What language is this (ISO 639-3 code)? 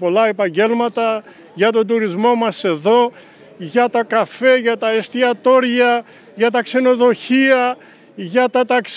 ell